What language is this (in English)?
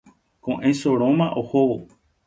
Guarani